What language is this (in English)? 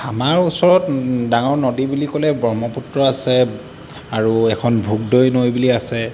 Assamese